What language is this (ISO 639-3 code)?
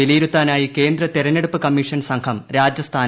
mal